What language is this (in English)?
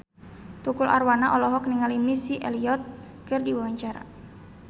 Sundanese